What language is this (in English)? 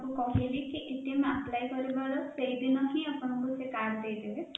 Odia